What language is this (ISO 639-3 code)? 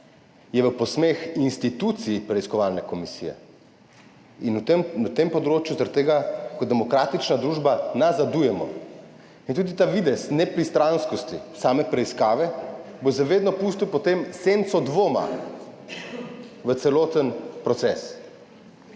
slv